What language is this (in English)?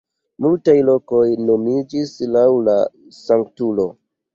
Esperanto